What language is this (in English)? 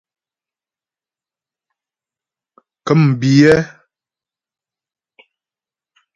Ghomala